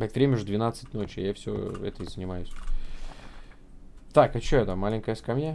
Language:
Russian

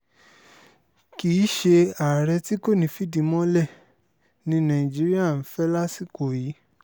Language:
Yoruba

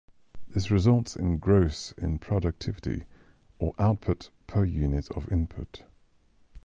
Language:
English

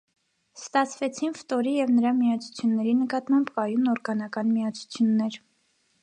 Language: Armenian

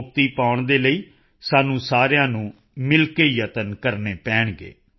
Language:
Punjabi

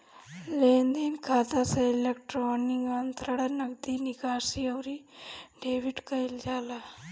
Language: Bhojpuri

